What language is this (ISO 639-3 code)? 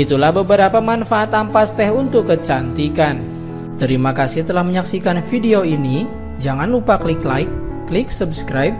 ind